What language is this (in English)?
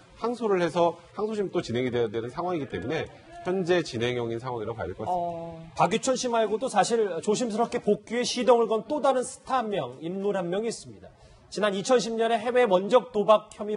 Korean